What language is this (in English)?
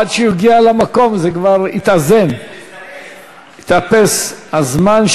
Hebrew